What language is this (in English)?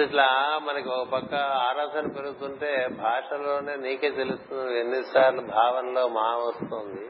Telugu